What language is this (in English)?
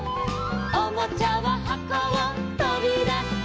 Japanese